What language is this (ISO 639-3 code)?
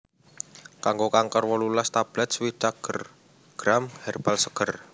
jav